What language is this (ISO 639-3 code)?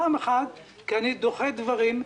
heb